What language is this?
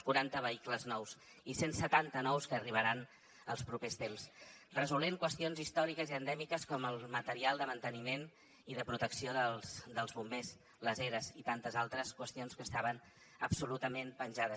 Catalan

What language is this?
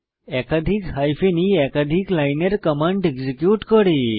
Bangla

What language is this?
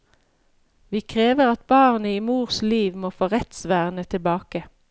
Norwegian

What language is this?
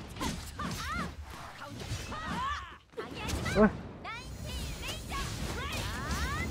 Indonesian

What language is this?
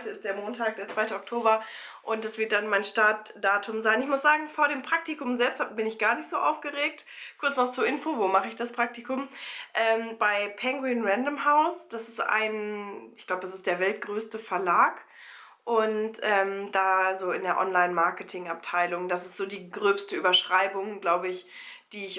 German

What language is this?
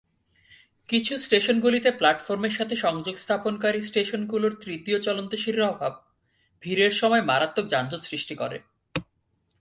Bangla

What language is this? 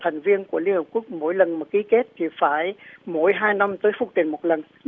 Vietnamese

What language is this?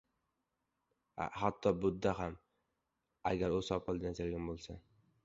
Uzbek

